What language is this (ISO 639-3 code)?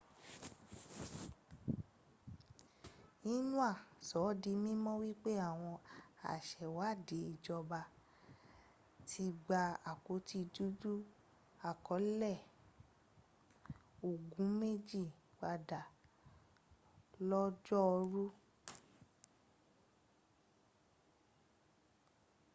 yor